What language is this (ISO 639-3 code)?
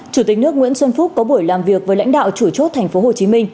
vie